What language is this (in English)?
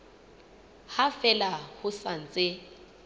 Southern Sotho